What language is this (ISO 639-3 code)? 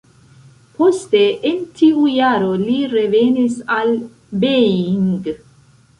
epo